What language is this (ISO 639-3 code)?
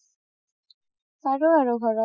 asm